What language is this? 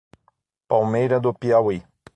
Portuguese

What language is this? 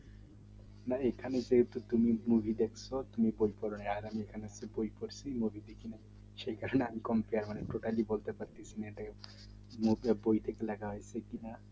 Bangla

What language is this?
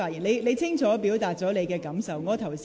Cantonese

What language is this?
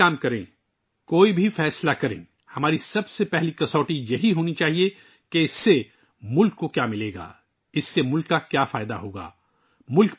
Urdu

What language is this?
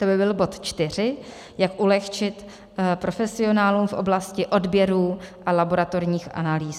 Czech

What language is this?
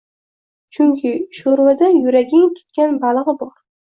Uzbek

